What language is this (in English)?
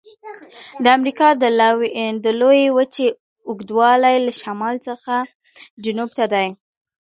Pashto